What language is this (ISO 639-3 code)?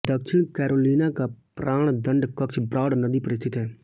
hin